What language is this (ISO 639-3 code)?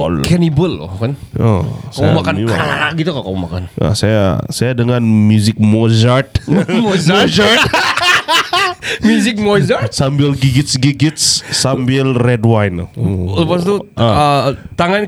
msa